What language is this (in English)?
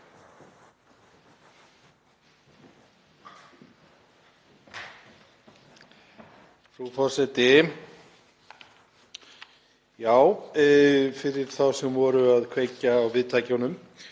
Icelandic